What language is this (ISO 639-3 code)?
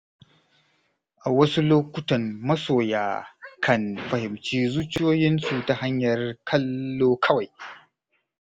hau